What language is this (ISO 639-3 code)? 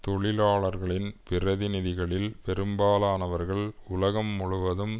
tam